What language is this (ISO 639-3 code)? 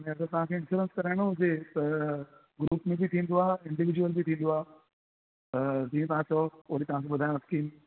snd